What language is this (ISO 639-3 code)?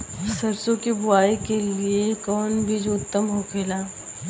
bho